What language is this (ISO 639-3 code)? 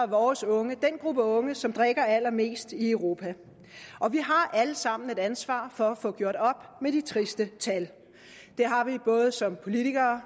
dan